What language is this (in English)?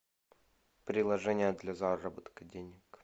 Russian